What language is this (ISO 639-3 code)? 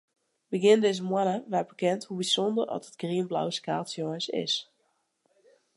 fry